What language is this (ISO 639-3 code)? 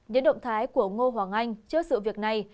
vie